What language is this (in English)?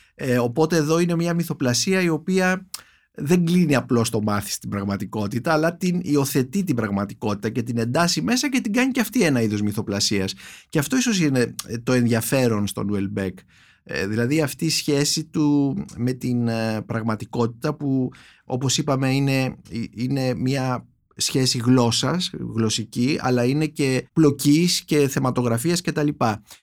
Greek